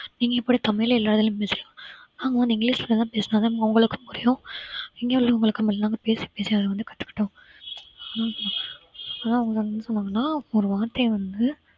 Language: Tamil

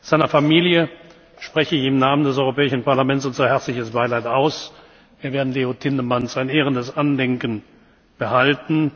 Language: German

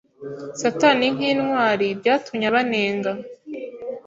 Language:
Kinyarwanda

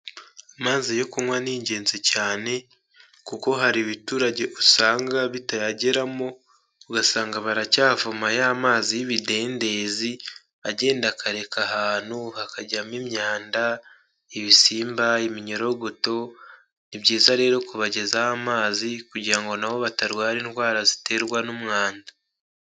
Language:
Kinyarwanda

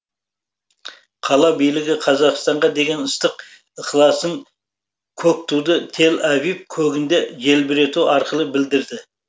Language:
Kazakh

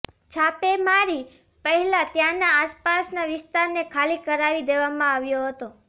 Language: Gujarati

